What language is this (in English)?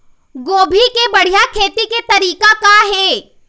Chhattisgarhi